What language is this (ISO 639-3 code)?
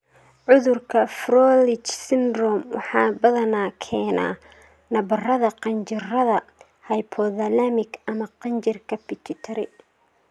som